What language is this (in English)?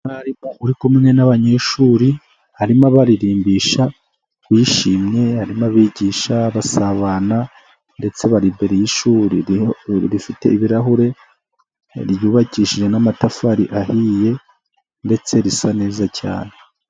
Kinyarwanda